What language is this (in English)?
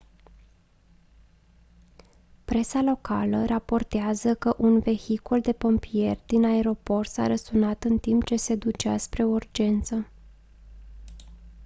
Romanian